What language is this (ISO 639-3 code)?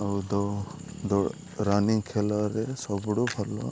ori